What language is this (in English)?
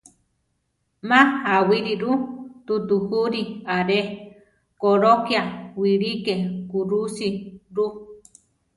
Central Tarahumara